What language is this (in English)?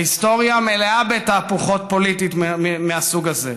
Hebrew